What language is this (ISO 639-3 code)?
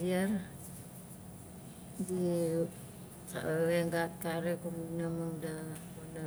nal